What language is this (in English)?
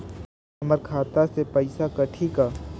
Chhattisgarhi